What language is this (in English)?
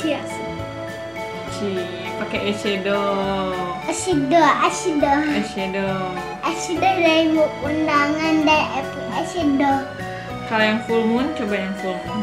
Indonesian